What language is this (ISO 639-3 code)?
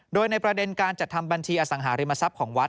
tha